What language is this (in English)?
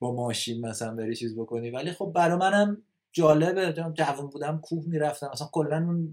Persian